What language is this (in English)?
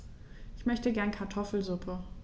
German